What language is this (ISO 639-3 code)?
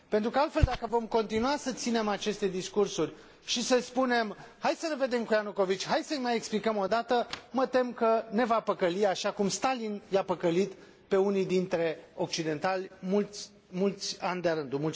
ron